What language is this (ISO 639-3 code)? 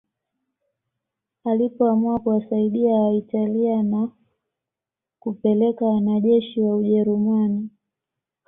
swa